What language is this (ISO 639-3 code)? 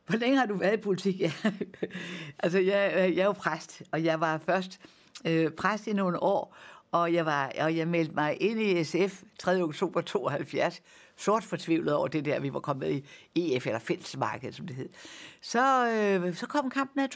dan